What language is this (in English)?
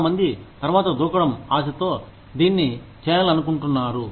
Telugu